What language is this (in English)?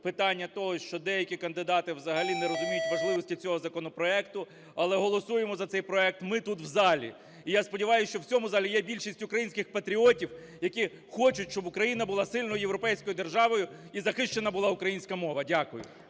Ukrainian